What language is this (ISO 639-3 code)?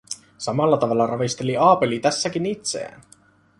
fin